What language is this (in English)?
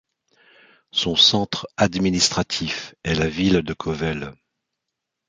French